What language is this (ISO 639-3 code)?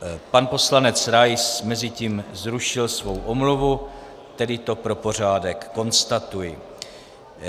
ces